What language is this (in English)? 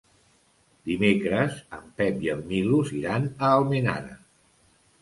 Catalan